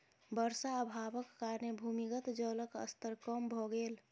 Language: Maithili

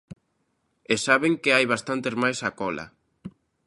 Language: Galician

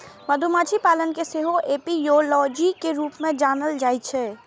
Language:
Maithili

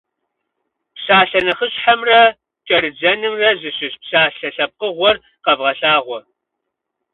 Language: Kabardian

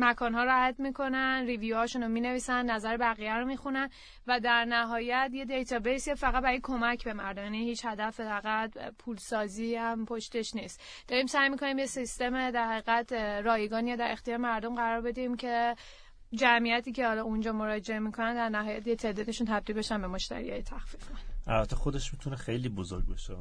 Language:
Persian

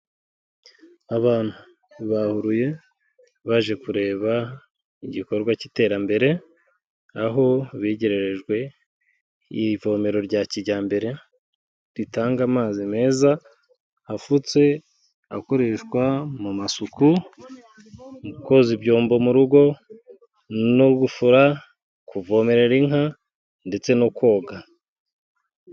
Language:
Kinyarwanda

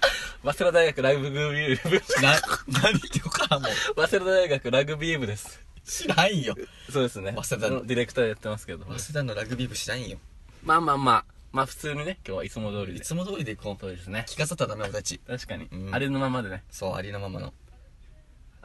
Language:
Japanese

